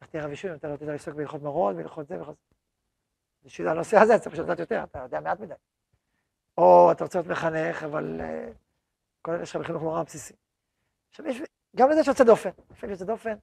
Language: Hebrew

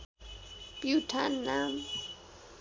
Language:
Nepali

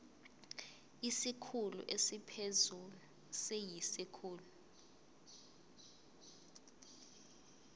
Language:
Zulu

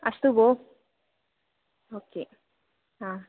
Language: Sanskrit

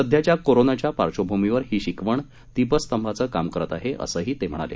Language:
Marathi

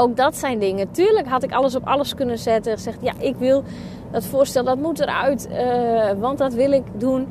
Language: Dutch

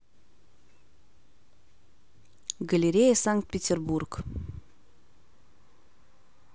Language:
Russian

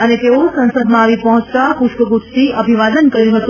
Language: Gujarati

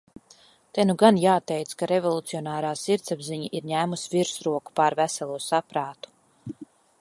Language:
Latvian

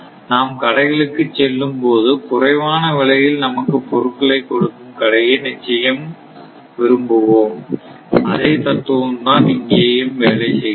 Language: Tamil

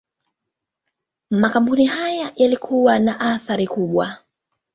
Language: Swahili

